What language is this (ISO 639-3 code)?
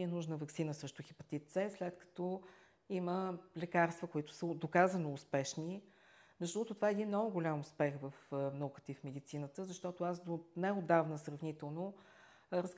bul